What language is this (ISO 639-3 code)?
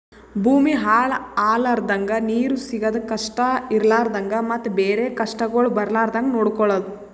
kan